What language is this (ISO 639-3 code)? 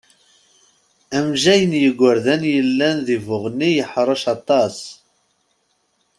kab